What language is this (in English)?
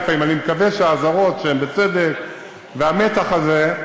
Hebrew